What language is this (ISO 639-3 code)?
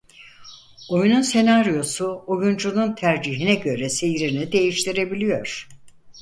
tur